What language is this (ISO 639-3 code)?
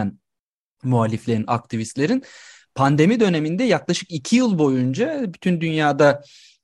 tur